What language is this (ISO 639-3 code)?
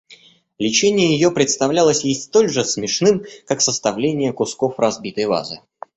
rus